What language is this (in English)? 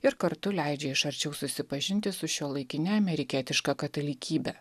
Lithuanian